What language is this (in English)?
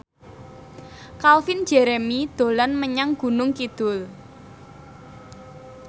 Javanese